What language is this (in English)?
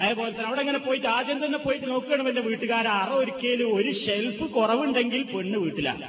Malayalam